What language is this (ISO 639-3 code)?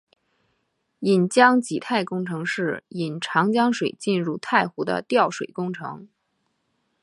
zho